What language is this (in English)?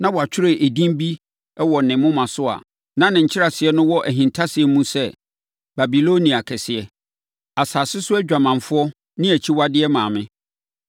Akan